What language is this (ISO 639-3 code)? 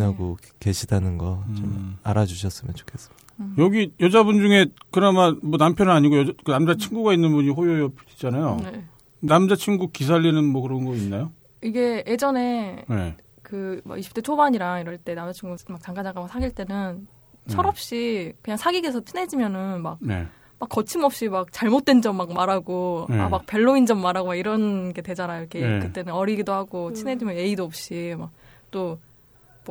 kor